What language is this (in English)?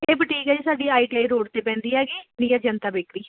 Punjabi